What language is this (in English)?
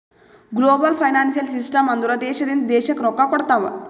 Kannada